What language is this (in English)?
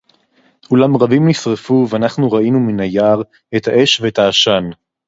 Hebrew